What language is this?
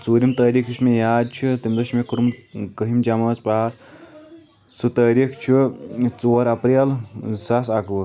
Kashmiri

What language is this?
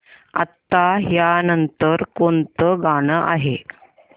Marathi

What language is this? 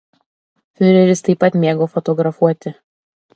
Lithuanian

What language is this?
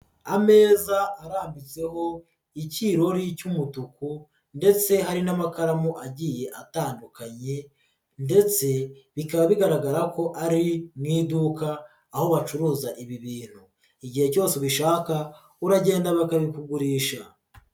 Kinyarwanda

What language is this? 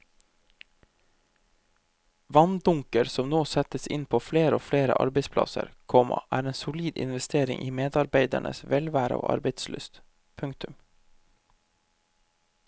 Norwegian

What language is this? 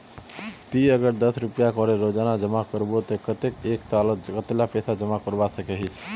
Magahi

